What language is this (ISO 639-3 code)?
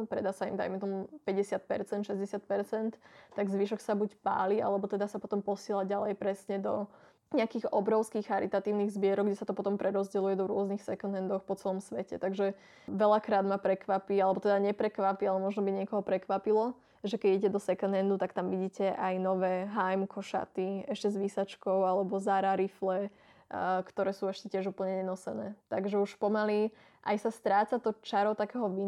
slk